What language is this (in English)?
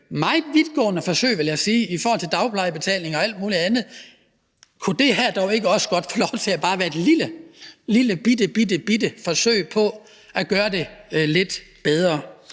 Danish